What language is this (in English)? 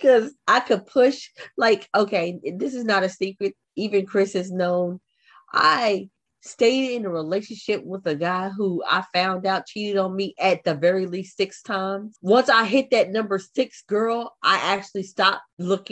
English